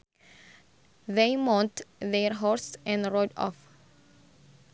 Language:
Sundanese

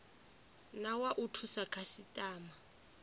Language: Venda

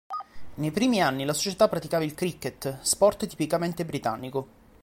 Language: Italian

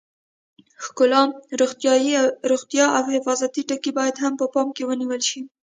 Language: Pashto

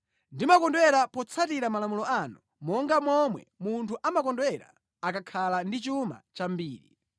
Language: Nyanja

